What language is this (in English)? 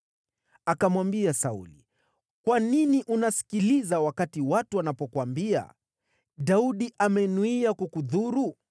Swahili